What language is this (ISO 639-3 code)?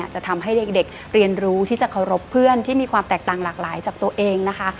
tha